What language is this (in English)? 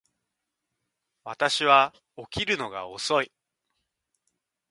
Japanese